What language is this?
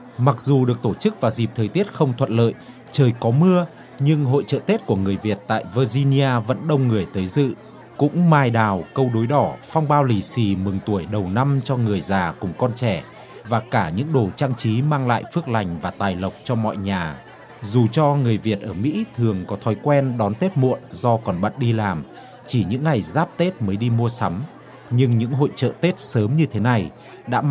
Vietnamese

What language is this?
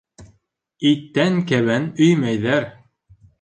Bashkir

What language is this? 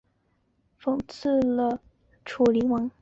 Chinese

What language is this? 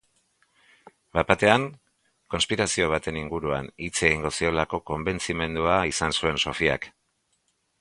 Basque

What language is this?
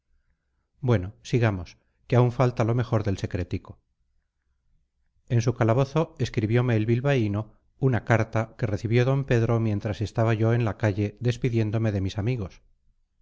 Spanish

